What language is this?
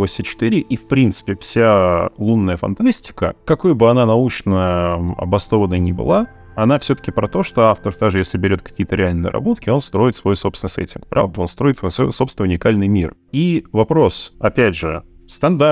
Russian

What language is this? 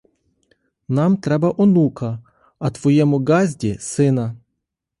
Ukrainian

